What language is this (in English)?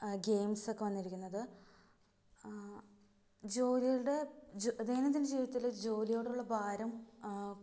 Malayalam